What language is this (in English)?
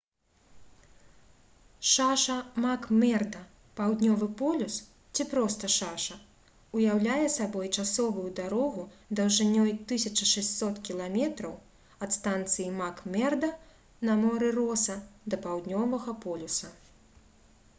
Belarusian